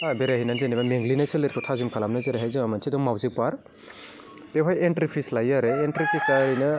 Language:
Bodo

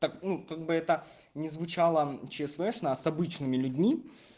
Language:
Russian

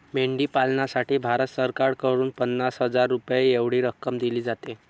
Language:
Marathi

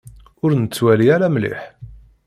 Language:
Kabyle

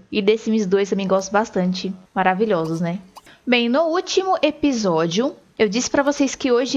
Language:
Portuguese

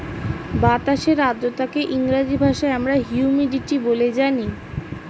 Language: Bangla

